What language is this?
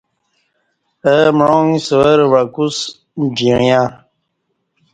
Kati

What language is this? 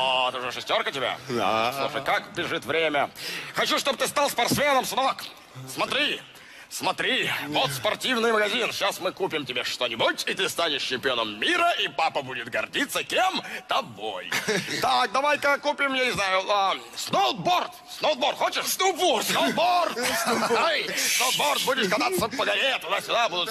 Russian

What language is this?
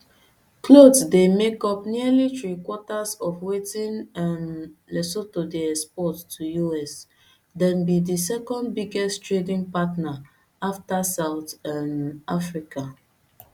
Nigerian Pidgin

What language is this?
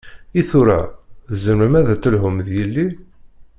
Kabyle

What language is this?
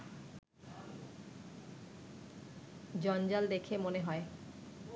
Bangla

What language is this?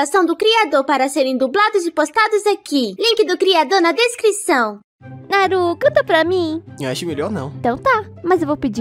Portuguese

